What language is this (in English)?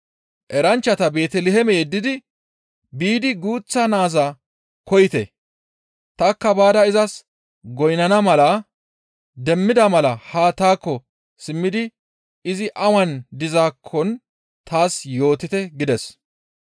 Gamo